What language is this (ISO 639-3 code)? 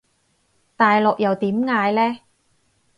yue